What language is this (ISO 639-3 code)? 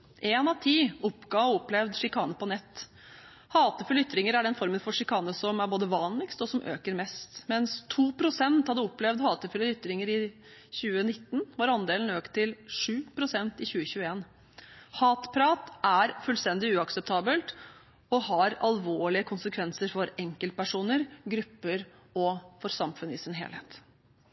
nob